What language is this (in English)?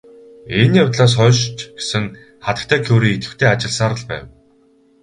Mongolian